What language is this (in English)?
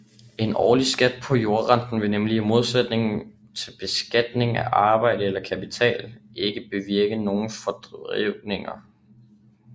Danish